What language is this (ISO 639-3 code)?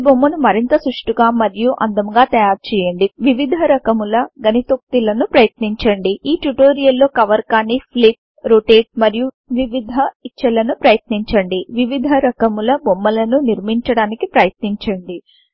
tel